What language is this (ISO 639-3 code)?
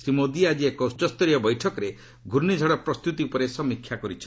ori